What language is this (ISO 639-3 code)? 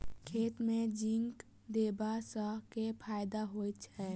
mai